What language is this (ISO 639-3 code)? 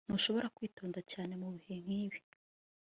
kin